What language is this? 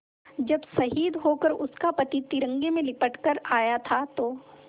Hindi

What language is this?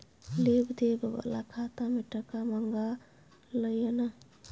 Maithili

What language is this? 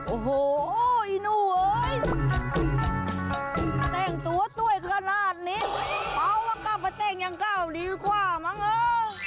Thai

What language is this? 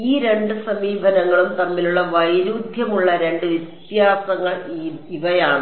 Malayalam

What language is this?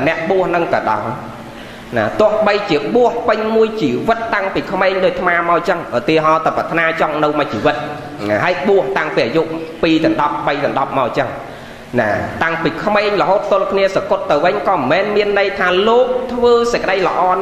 Vietnamese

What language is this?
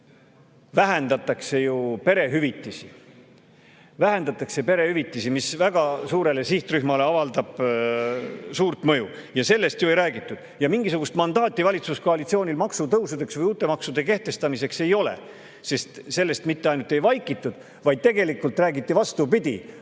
Estonian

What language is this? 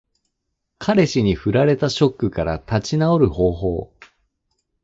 Japanese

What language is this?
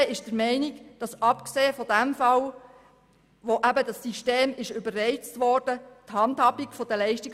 Swiss German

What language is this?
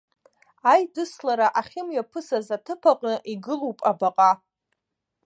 Abkhazian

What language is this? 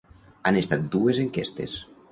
Catalan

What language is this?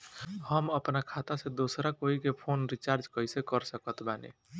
Bhojpuri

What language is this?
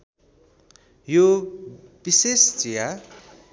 Nepali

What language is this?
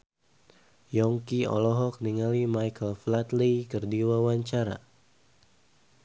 Sundanese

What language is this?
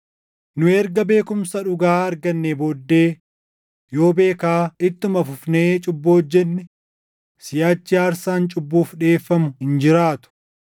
Oromo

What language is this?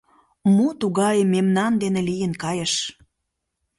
Mari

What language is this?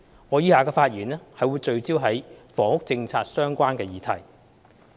Cantonese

